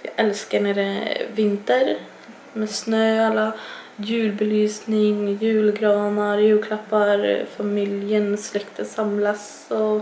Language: Swedish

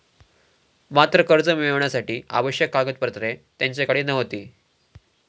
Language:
Marathi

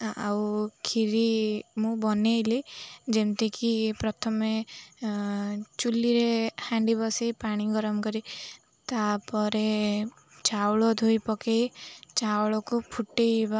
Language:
Odia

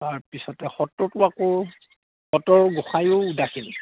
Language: Assamese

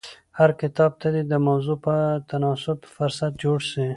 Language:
Pashto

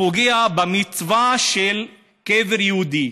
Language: Hebrew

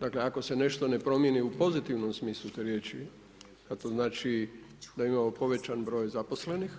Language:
Croatian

